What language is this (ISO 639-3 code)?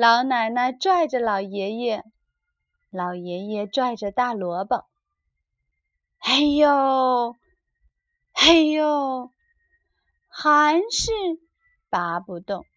zho